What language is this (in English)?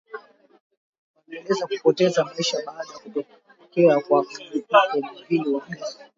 Swahili